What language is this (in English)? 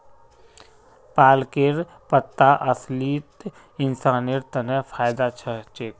Magahi